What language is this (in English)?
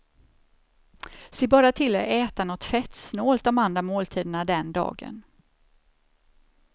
Swedish